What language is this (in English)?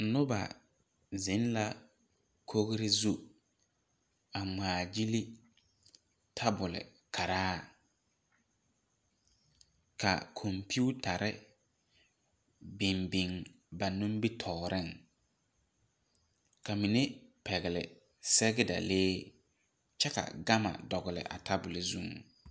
Southern Dagaare